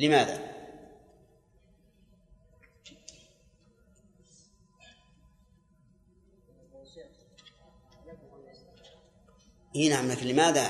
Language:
Arabic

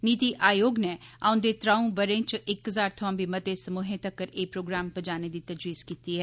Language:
Dogri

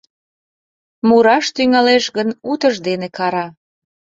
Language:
Mari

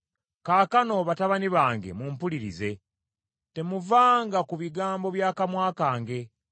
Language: Ganda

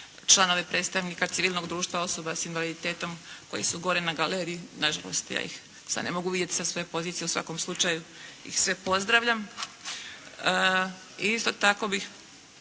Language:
Croatian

